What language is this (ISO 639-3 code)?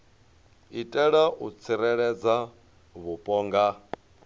ven